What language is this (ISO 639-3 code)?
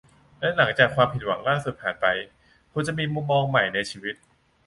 tha